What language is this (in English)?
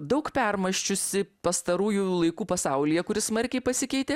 Lithuanian